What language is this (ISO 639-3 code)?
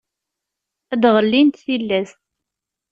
kab